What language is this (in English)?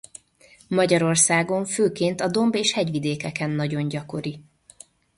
Hungarian